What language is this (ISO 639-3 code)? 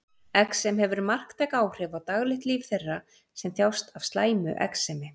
isl